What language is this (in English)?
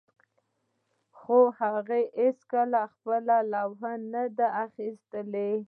Pashto